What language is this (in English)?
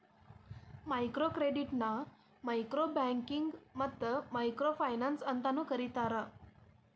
Kannada